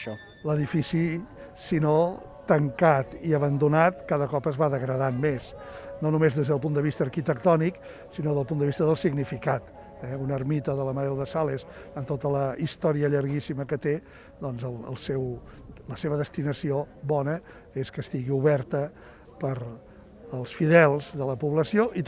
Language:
Catalan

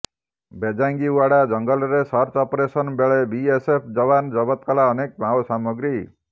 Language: Odia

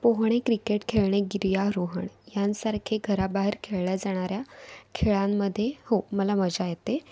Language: Marathi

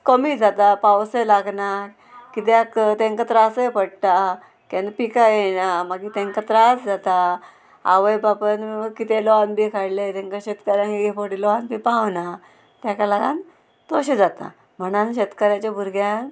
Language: Konkani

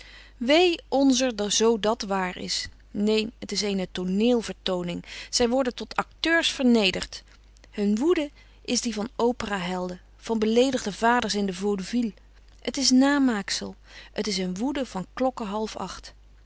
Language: Dutch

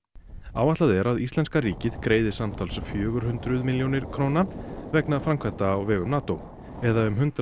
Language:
Icelandic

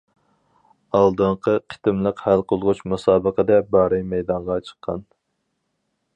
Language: Uyghur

